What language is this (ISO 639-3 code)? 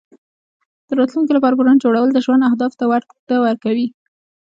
pus